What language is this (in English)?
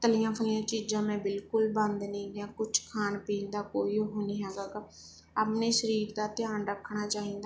Punjabi